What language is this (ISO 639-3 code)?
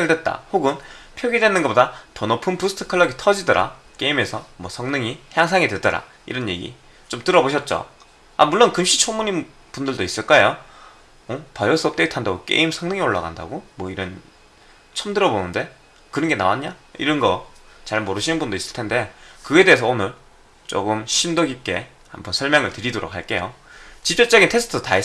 kor